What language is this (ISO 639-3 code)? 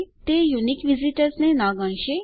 guj